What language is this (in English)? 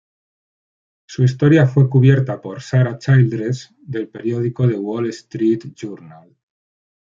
Spanish